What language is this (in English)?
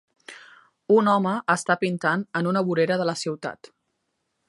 Catalan